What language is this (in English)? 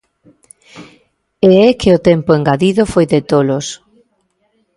Galician